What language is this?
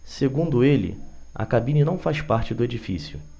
Portuguese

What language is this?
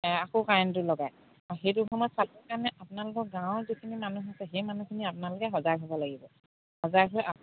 Assamese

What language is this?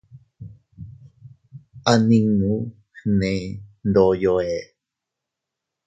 Teutila Cuicatec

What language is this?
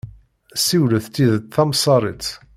Kabyle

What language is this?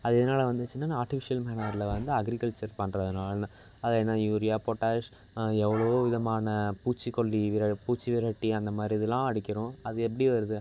Tamil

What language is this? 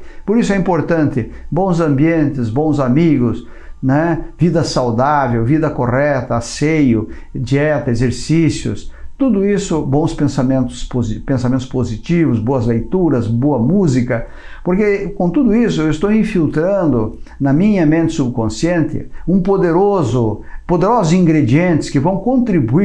Portuguese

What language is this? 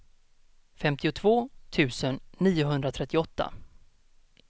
Swedish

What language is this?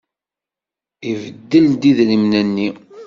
Kabyle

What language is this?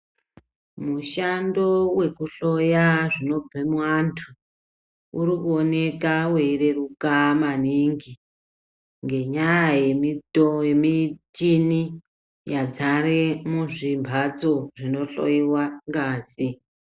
Ndau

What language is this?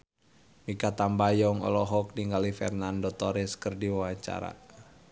Sundanese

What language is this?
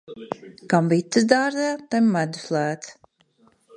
Latvian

